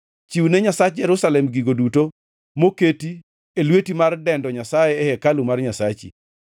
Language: Luo (Kenya and Tanzania)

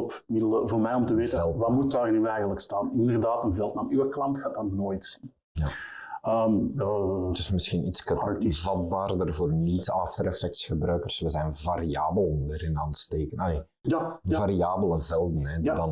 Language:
Dutch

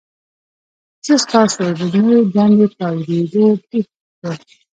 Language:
Pashto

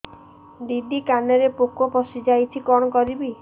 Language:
Odia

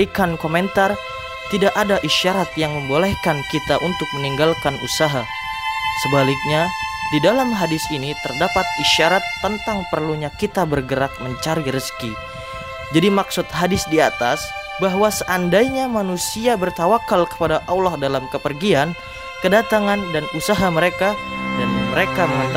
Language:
Indonesian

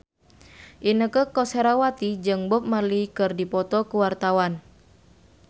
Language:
Sundanese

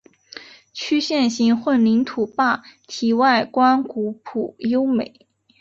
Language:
Chinese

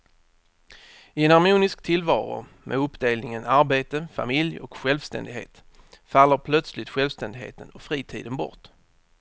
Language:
Swedish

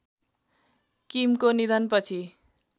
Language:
Nepali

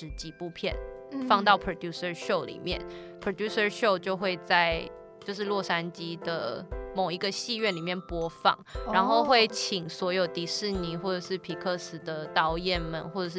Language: Chinese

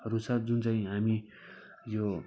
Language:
Nepali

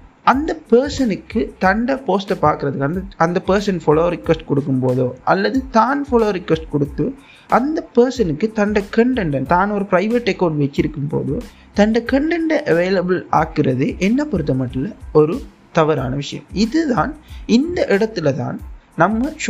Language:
Tamil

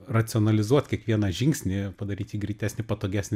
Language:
Lithuanian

